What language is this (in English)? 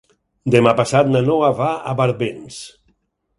Catalan